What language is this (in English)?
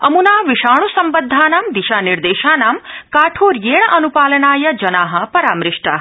Sanskrit